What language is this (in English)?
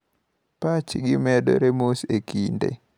Luo (Kenya and Tanzania)